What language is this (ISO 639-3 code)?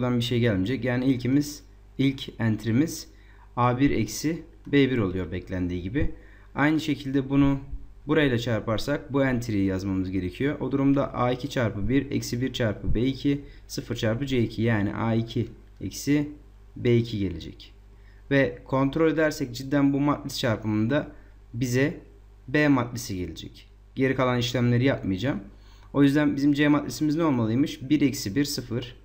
tur